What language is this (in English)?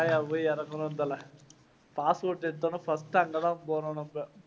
Tamil